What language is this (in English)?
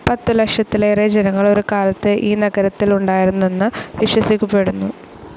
Malayalam